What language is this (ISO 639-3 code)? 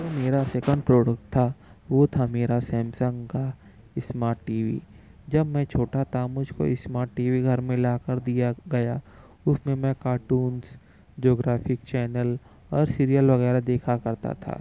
urd